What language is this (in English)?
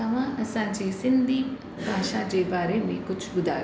Sindhi